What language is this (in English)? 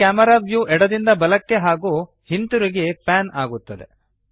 Kannada